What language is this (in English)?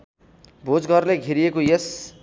Nepali